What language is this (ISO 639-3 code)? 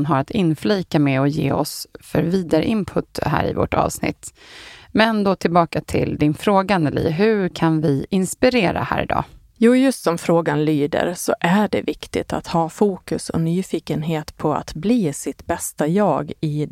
swe